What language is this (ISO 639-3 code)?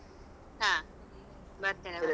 kan